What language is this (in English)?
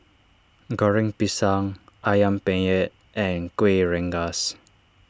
English